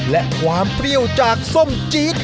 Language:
Thai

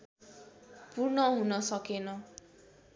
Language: Nepali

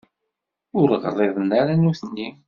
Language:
Kabyle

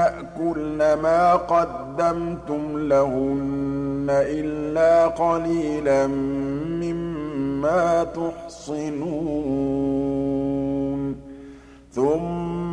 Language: Arabic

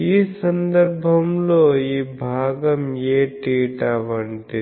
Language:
Telugu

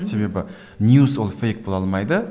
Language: Kazakh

